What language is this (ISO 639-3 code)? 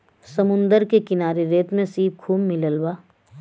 bho